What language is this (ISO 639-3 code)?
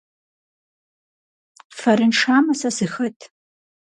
kbd